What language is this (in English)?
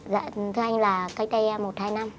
Vietnamese